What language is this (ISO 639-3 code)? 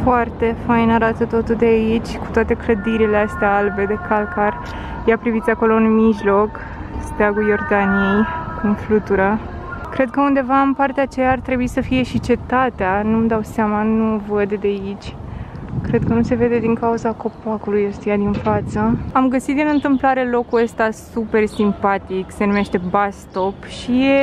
ron